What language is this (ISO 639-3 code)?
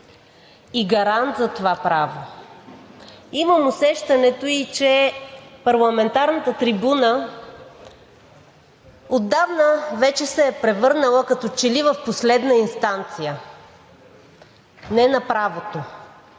bul